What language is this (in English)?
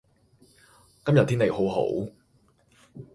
Cantonese